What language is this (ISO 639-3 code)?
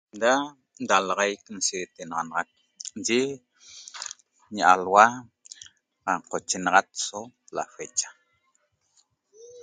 tob